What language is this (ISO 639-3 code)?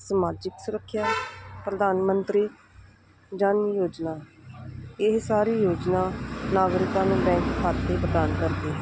pan